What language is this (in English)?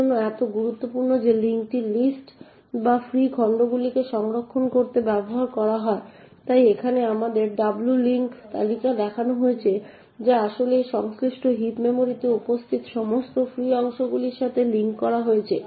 Bangla